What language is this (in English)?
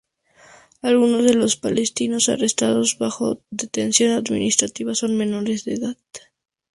Spanish